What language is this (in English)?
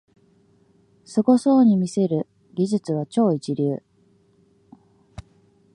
Japanese